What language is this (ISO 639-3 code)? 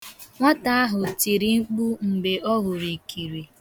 ibo